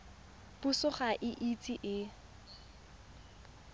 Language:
Tswana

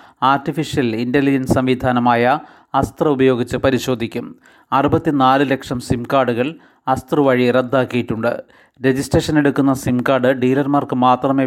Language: Malayalam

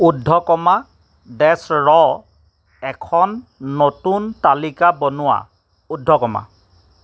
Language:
Assamese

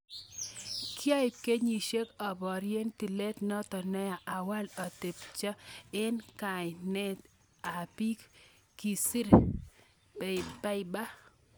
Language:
Kalenjin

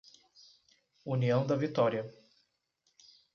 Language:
Portuguese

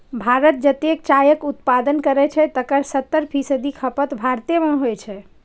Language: Maithili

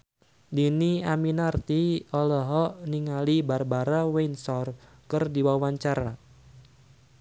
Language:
Sundanese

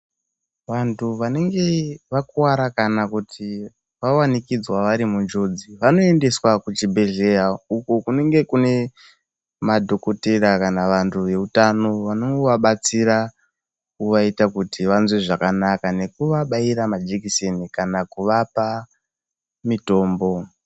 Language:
Ndau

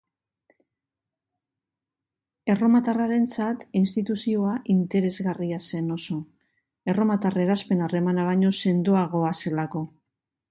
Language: Basque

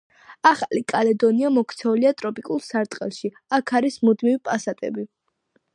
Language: Georgian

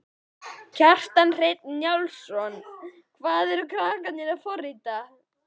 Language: Icelandic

